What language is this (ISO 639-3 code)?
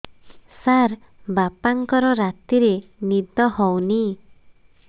ori